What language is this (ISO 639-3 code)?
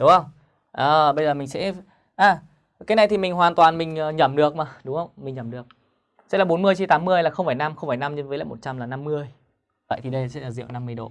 vie